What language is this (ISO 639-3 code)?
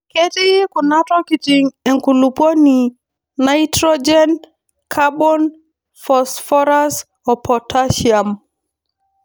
mas